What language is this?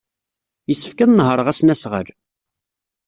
Kabyle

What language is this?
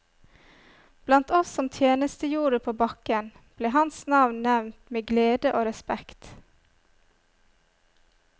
Norwegian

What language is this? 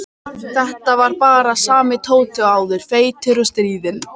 Icelandic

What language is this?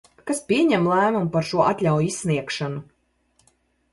Latvian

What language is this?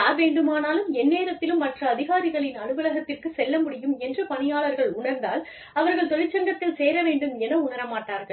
Tamil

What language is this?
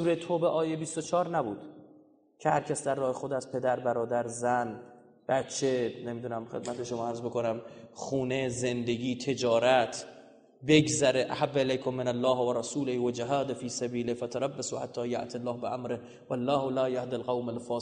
Persian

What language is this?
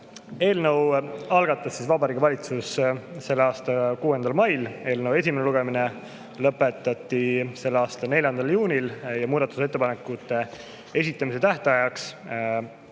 Estonian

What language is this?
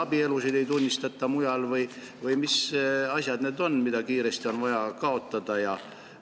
Estonian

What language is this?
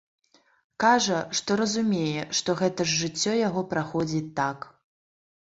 Belarusian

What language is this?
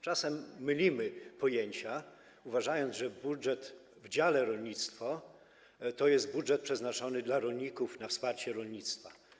Polish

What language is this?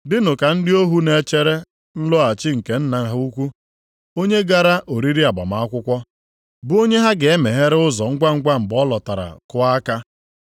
Igbo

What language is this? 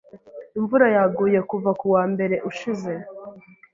Kinyarwanda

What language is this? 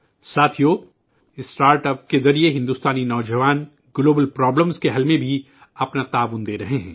Urdu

